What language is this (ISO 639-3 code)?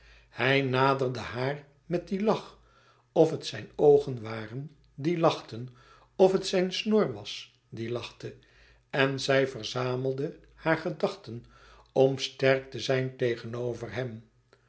nld